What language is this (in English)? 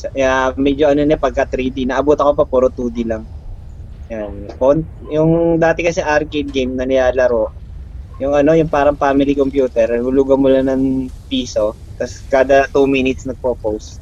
Filipino